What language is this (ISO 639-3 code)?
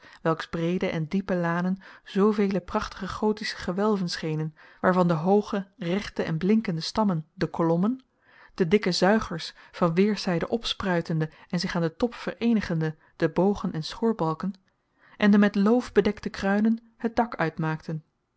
nld